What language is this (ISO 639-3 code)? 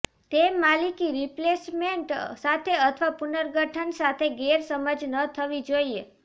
guj